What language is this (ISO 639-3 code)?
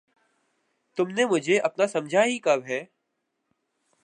urd